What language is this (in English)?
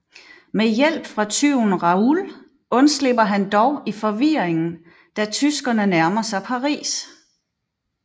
Danish